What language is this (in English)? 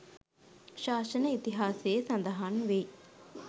Sinhala